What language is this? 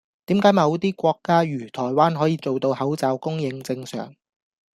Cantonese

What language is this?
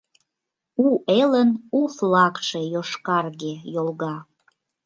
Mari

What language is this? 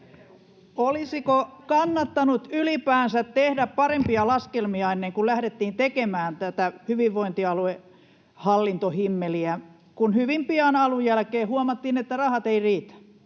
Finnish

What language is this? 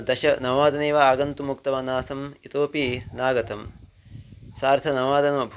Sanskrit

